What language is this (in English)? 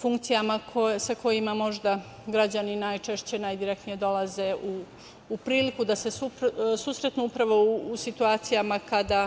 Serbian